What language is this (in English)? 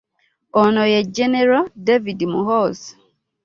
Ganda